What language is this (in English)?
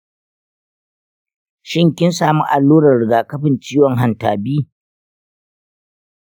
Hausa